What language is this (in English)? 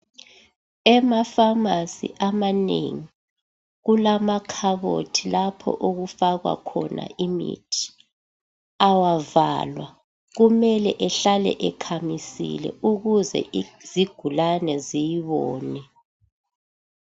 North Ndebele